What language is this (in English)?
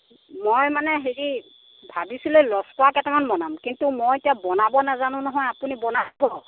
Assamese